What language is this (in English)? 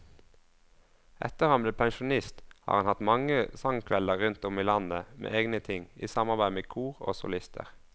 Norwegian